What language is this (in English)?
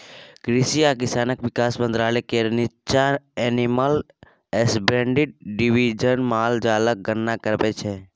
Maithili